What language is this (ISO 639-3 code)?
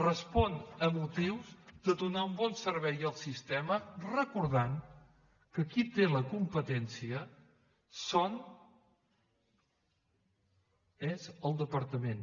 cat